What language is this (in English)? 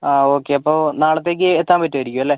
Malayalam